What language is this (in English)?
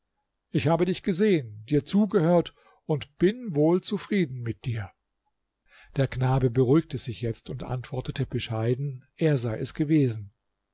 German